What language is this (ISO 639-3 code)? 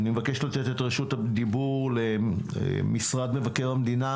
heb